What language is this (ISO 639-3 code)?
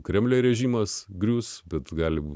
lit